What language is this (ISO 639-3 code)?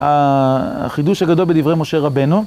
heb